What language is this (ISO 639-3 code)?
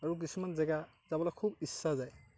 asm